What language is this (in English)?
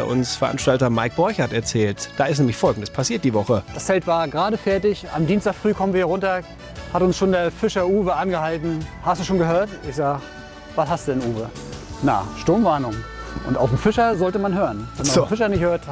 German